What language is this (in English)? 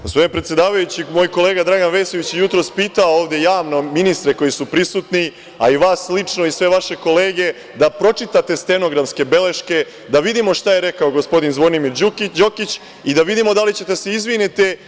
Serbian